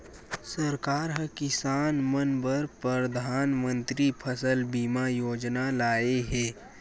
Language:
Chhattisgarhi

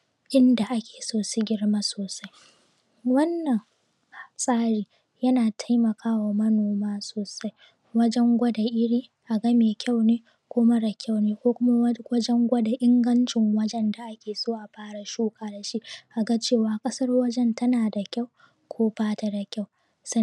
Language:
Hausa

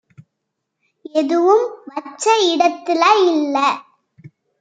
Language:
Tamil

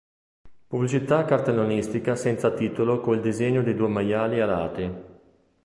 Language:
Italian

